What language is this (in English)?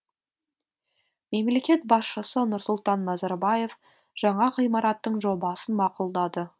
Kazakh